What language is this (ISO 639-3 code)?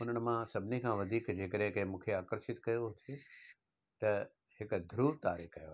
snd